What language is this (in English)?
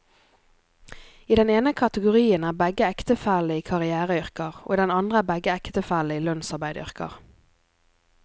Norwegian